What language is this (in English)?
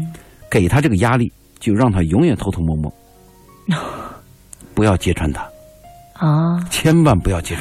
Chinese